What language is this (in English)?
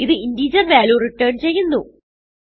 Malayalam